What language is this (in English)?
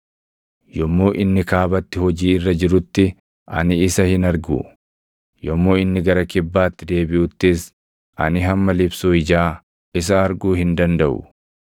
Oromo